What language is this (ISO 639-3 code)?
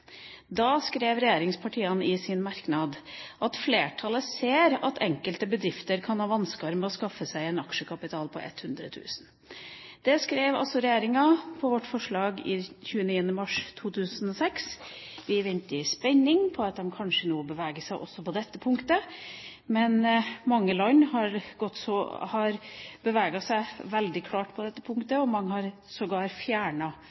nob